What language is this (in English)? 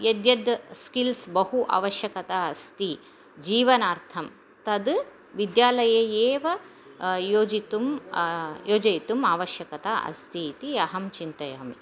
Sanskrit